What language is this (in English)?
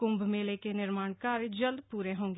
Hindi